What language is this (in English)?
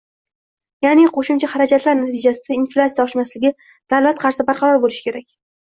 Uzbek